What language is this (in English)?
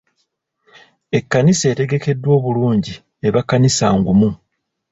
Ganda